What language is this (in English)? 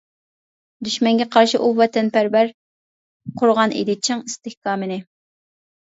Uyghur